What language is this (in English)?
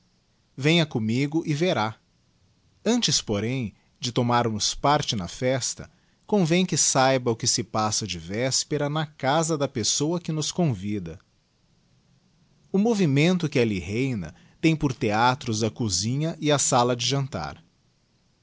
Portuguese